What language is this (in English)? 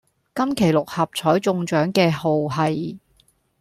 Cantonese